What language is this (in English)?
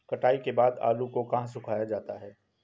Hindi